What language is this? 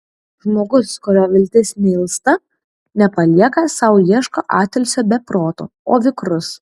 Lithuanian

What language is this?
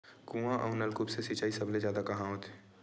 Chhattisgarhi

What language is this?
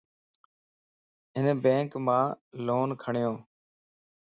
Lasi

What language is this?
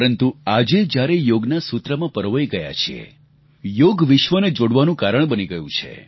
Gujarati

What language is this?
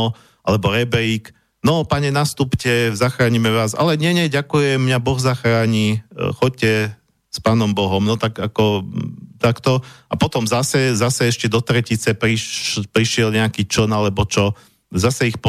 Slovak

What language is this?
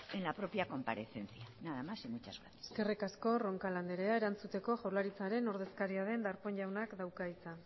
Basque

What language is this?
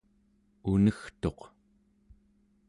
Central Yupik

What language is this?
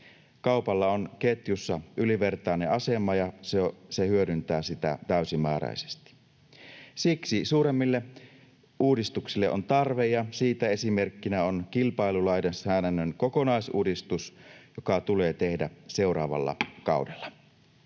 Finnish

